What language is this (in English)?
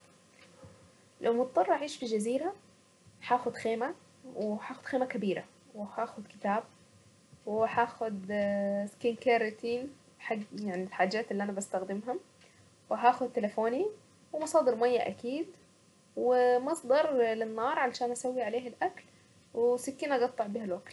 Saidi Arabic